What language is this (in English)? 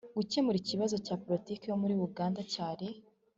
Kinyarwanda